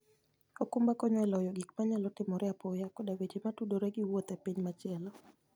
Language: Luo (Kenya and Tanzania)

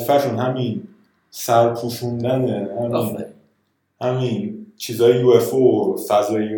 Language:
Persian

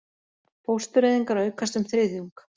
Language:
Icelandic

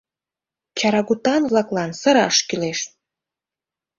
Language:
Mari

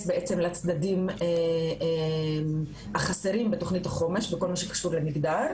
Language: Hebrew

